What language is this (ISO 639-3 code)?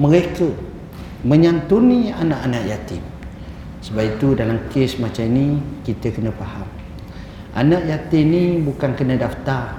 msa